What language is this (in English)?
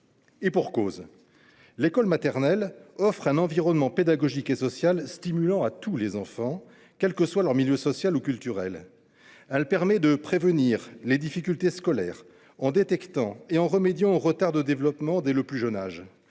French